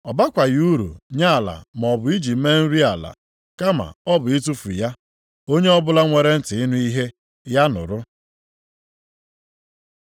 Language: Igbo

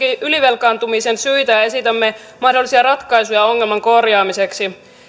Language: Finnish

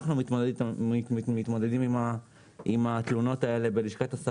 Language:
Hebrew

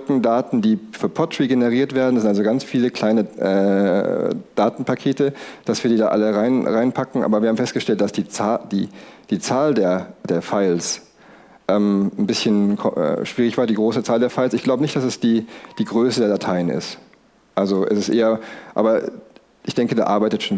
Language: German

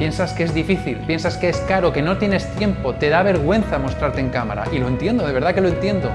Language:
Spanish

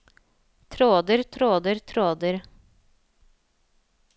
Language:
Norwegian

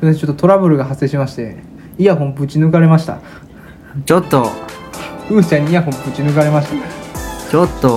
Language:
Japanese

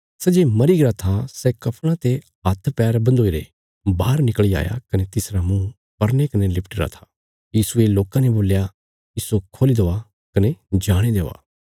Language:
Bilaspuri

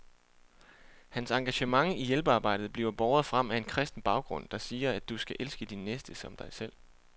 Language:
Danish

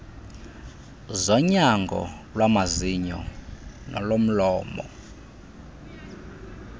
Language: Xhosa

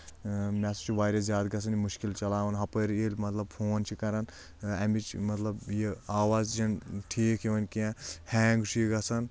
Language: Kashmiri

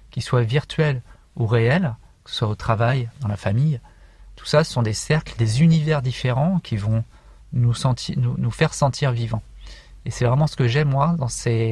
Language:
French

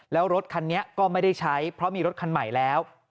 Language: Thai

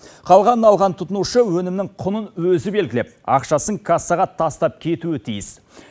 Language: Kazakh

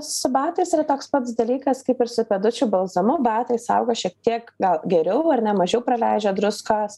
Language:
Lithuanian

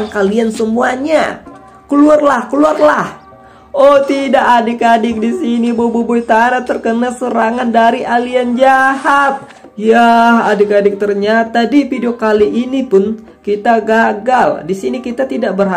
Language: Indonesian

